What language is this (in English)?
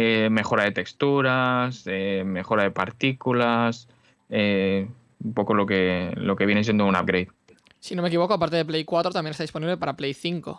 Spanish